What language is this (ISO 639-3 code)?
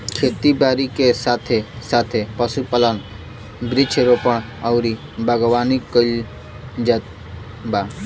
bho